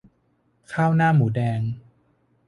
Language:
Thai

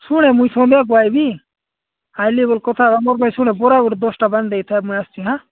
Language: Odia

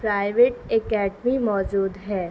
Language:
Urdu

